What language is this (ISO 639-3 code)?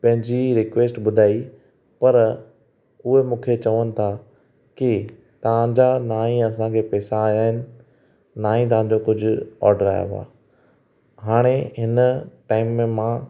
snd